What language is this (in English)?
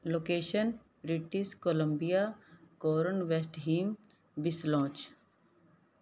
Punjabi